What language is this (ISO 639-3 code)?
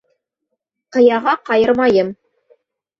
bak